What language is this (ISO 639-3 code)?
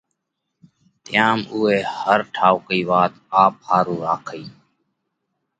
kvx